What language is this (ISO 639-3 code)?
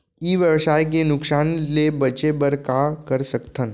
hne